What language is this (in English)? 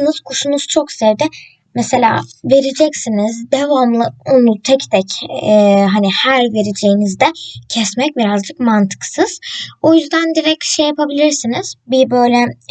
Turkish